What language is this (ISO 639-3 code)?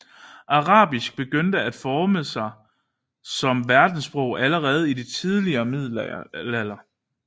dan